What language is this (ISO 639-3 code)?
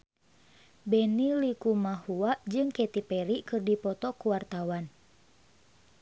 sun